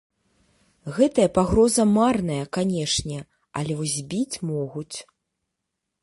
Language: Belarusian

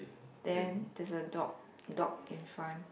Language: English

